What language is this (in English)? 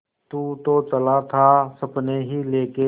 Hindi